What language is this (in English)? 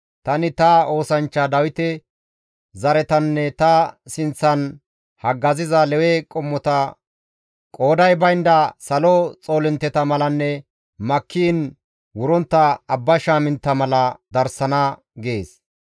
Gamo